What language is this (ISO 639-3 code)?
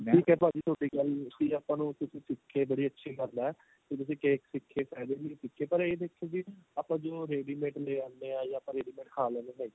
pan